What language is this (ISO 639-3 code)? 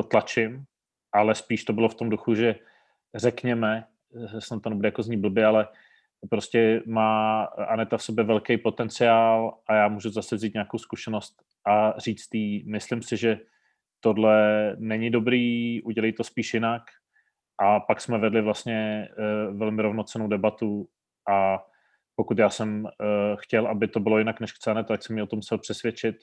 ces